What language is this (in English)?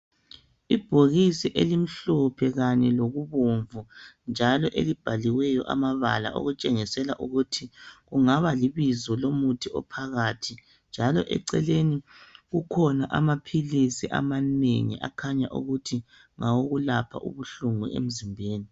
North Ndebele